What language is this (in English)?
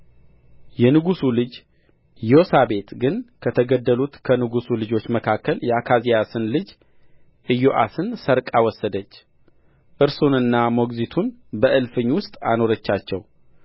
Amharic